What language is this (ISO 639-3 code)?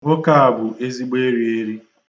ibo